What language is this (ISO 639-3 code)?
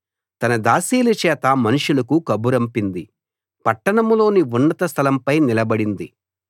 tel